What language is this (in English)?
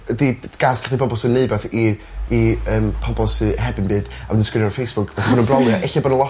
Welsh